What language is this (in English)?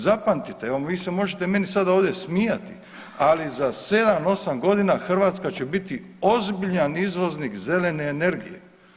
Croatian